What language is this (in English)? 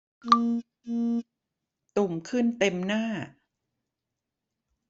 Thai